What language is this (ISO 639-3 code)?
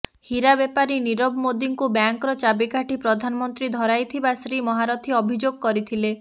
ori